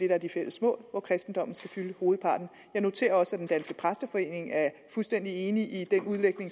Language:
Danish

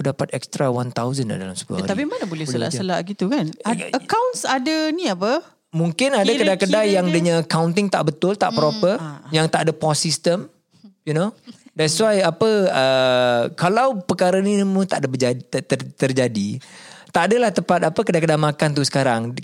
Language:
Malay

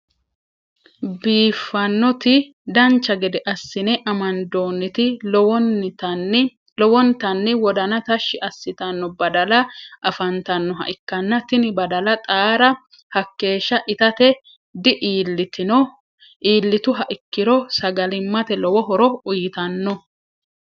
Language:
Sidamo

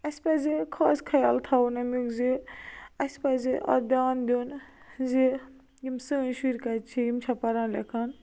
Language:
Kashmiri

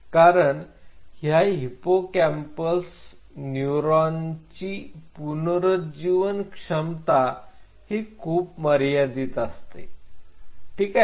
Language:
Marathi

